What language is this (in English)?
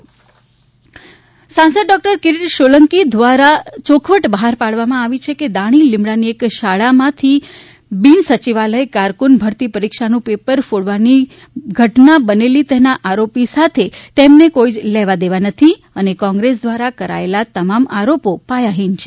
Gujarati